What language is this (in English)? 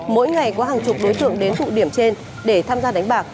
Vietnamese